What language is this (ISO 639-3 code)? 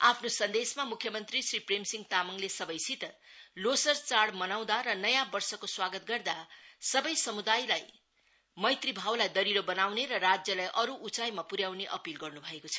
nep